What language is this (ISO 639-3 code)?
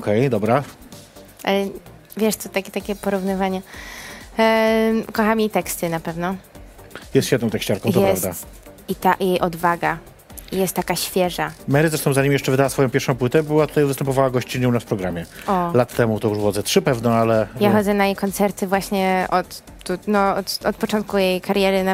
pol